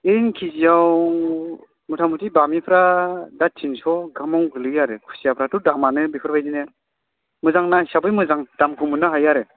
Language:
Bodo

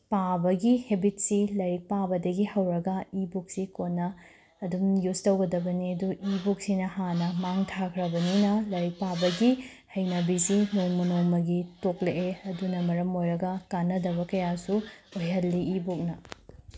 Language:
Manipuri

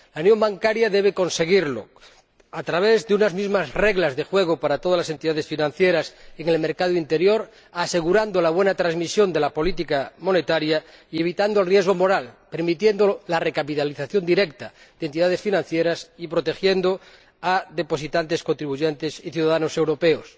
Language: Spanish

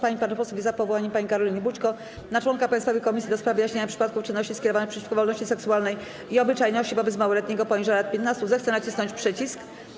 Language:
Polish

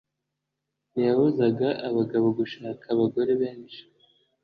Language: Kinyarwanda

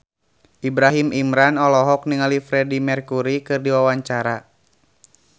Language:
Sundanese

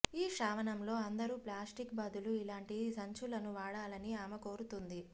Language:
Telugu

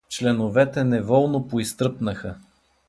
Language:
Bulgarian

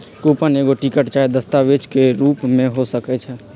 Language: Magahi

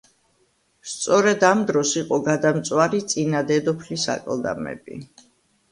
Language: Georgian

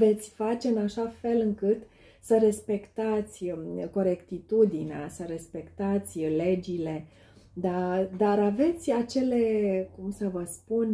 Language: Romanian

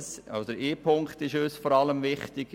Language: Swiss German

